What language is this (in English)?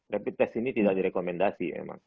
Indonesian